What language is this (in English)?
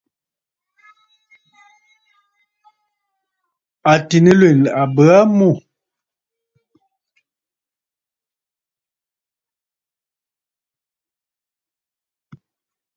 Bafut